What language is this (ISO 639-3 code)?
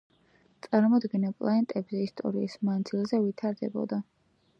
kat